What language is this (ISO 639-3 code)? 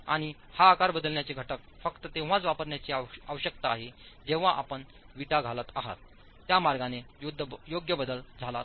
mar